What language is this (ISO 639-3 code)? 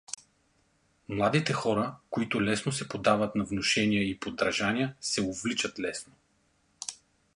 bul